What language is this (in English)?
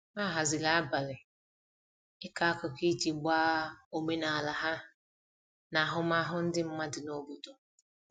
Igbo